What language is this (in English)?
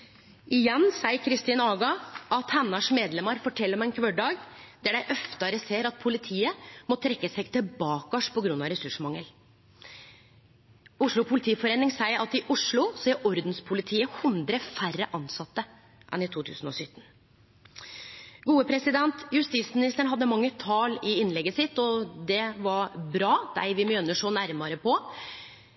Norwegian Nynorsk